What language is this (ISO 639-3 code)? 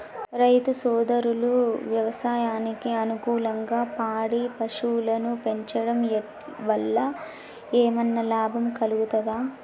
tel